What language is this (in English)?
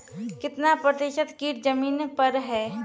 Maithili